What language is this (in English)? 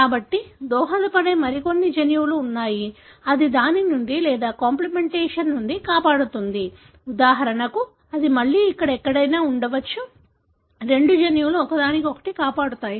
Telugu